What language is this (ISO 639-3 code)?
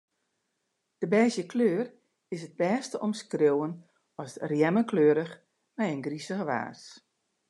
fry